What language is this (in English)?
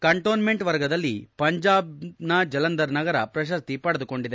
Kannada